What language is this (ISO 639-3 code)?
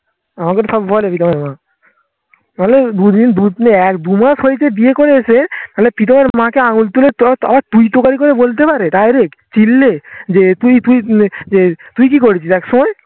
ben